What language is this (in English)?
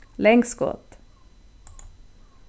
Faroese